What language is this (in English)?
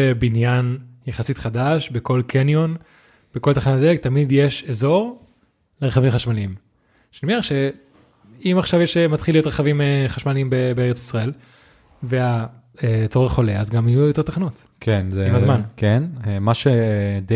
Hebrew